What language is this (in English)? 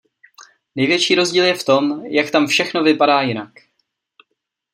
Czech